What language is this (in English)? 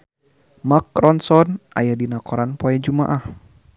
Sundanese